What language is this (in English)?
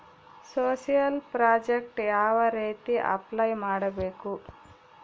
Kannada